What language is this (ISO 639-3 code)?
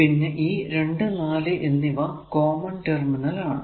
mal